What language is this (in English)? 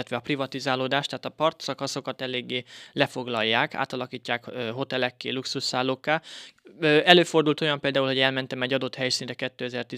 Hungarian